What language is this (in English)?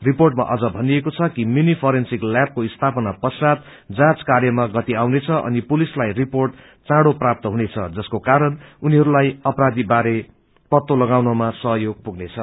Nepali